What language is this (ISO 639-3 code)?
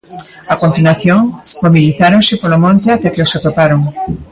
glg